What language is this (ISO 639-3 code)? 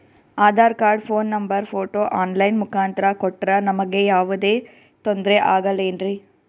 kan